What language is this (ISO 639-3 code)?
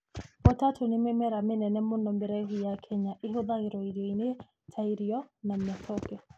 kik